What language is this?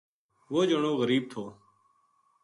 Gujari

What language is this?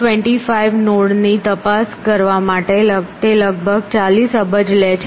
Gujarati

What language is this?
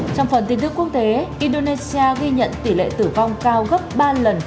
Vietnamese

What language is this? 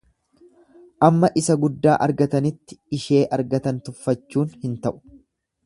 Oromo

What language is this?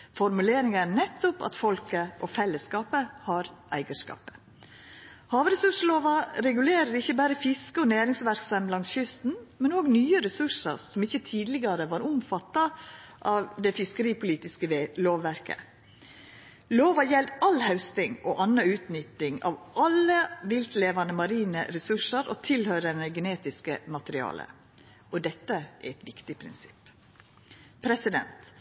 Norwegian Nynorsk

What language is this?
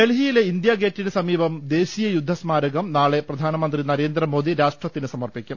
Malayalam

